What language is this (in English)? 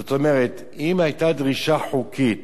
Hebrew